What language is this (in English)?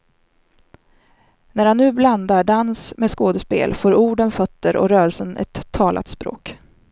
Swedish